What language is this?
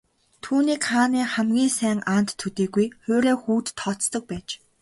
Mongolian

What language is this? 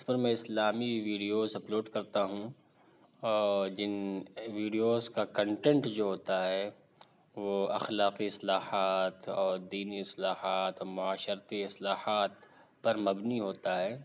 Urdu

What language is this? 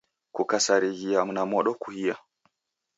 Taita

